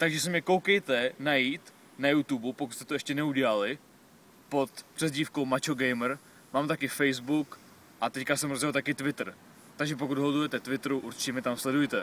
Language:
Czech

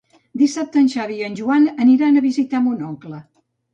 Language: Catalan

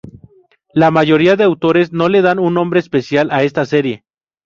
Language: Spanish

